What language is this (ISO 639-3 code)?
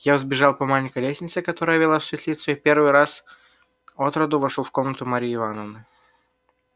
rus